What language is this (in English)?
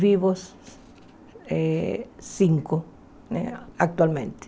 Portuguese